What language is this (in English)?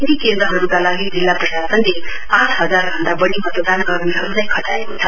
Nepali